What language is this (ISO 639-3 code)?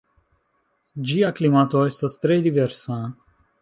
epo